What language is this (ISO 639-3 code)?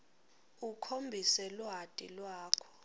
ssw